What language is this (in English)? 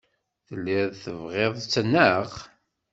Kabyle